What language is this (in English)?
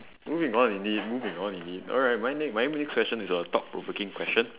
English